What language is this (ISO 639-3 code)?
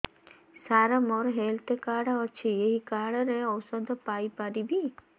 ori